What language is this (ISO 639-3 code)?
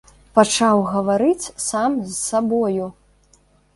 bel